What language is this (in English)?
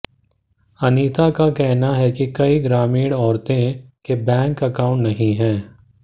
Hindi